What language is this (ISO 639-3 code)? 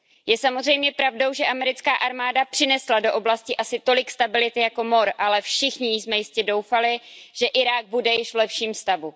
ces